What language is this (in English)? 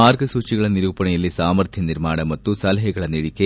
Kannada